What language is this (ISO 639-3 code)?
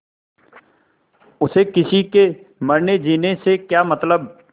hin